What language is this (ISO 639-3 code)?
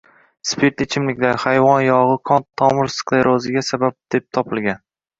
uzb